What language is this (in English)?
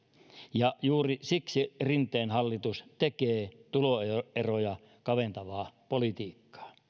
Finnish